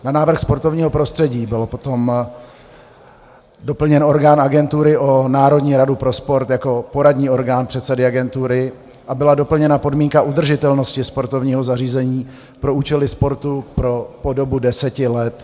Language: Czech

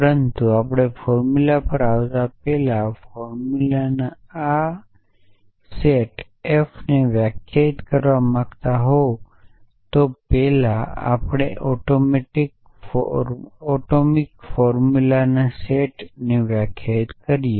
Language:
Gujarati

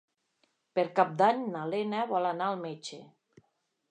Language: Catalan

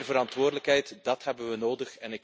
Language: Dutch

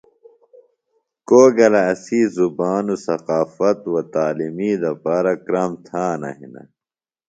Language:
Phalura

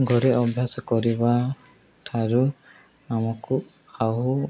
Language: Odia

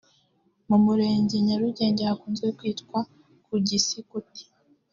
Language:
Kinyarwanda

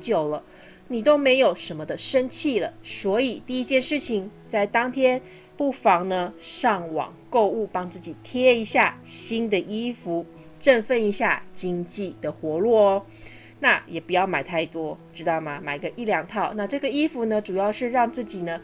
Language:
Chinese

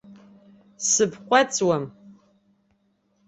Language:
Abkhazian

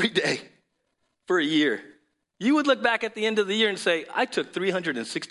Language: English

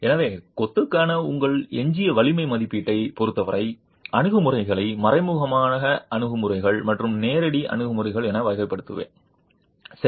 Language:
Tamil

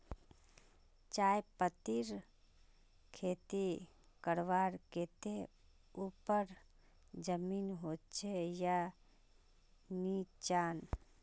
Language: Magahi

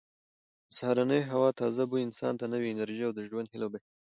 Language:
Pashto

